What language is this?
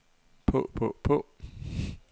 Danish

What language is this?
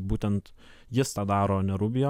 Lithuanian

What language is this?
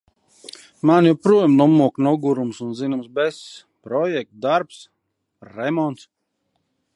Latvian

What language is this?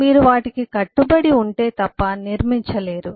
Telugu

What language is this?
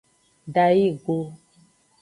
Aja (Benin)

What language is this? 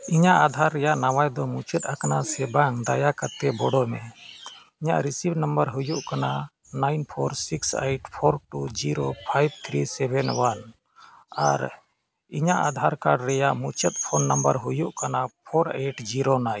Santali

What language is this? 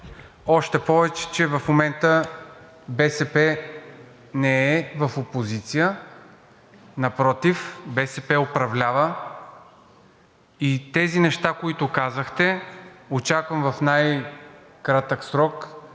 Bulgarian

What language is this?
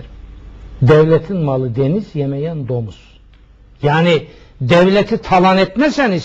Turkish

